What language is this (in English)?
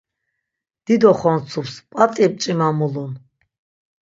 Laz